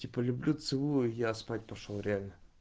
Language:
Russian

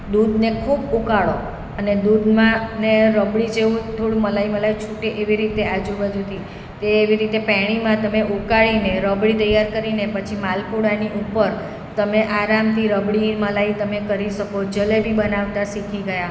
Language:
Gujarati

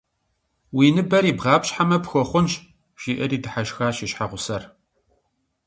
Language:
Kabardian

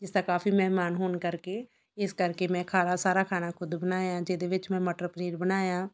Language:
Punjabi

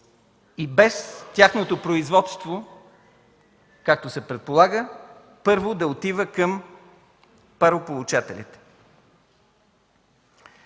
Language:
Bulgarian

